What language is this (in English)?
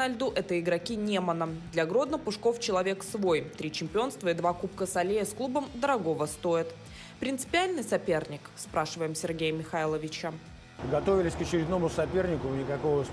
Russian